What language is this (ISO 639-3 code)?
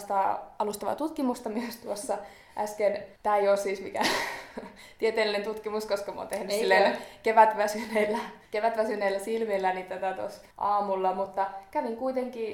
fin